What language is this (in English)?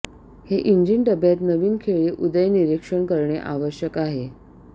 Marathi